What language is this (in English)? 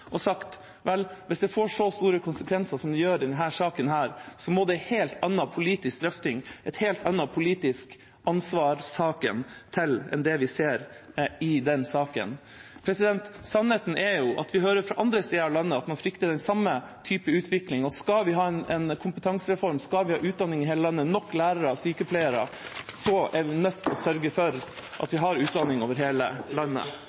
Norwegian Bokmål